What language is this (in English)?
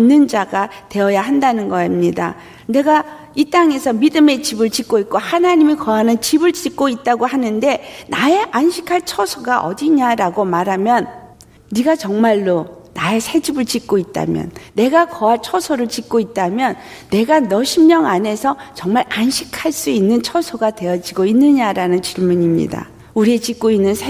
Korean